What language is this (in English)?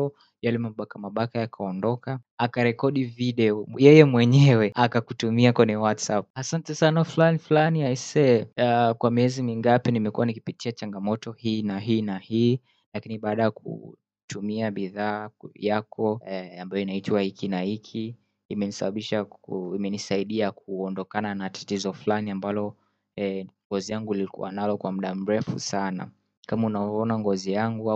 Swahili